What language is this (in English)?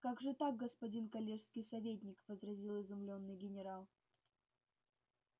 Russian